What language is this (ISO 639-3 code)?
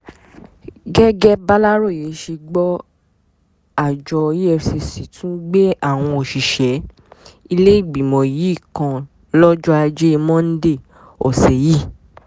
yor